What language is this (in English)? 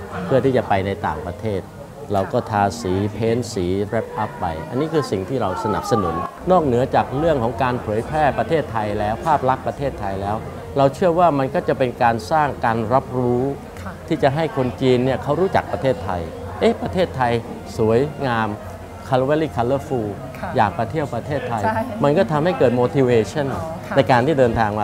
Thai